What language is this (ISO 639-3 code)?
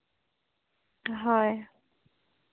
sat